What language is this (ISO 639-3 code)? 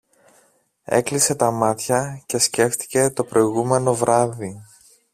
ell